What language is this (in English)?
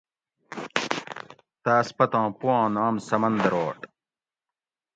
Gawri